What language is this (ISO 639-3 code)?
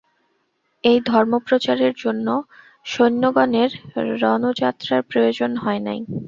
ben